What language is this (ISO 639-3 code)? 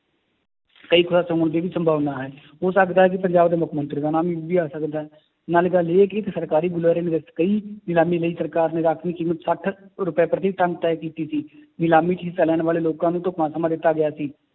pan